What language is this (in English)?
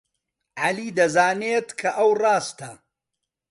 Central Kurdish